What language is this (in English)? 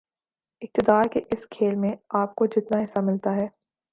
Urdu